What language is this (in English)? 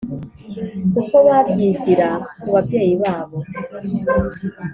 Kinyarwanda